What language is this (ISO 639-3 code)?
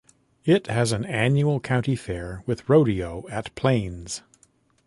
eng